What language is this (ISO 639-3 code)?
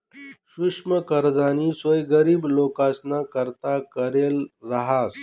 mar